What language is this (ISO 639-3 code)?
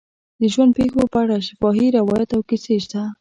pus